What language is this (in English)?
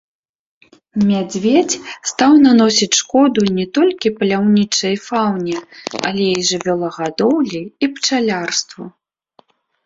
Belarusian